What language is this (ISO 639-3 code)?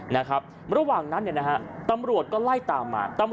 tha